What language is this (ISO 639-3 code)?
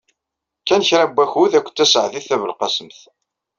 kab